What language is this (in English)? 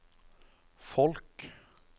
Norwegian